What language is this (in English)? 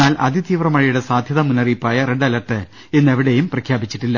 Malayalam